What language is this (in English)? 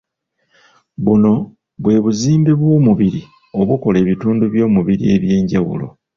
Ganda